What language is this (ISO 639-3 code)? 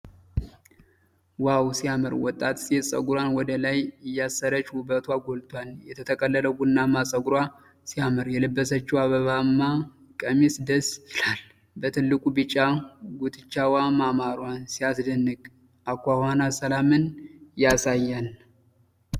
amh